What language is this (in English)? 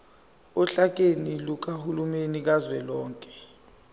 Zulu